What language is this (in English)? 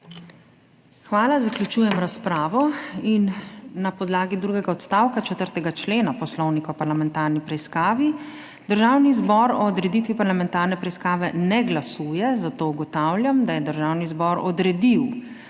Slovenian